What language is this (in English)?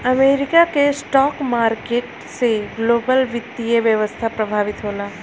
Bhojpuri